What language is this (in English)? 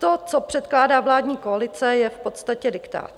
Czech